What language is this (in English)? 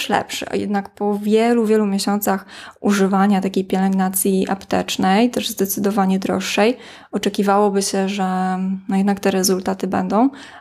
Polish